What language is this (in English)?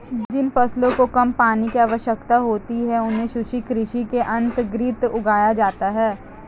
Hindi